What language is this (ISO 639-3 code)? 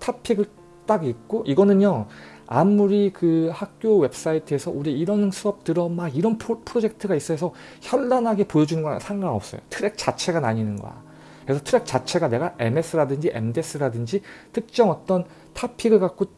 kor